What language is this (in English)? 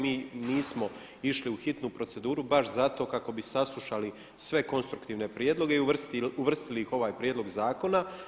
Croatian